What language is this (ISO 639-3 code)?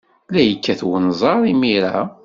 kab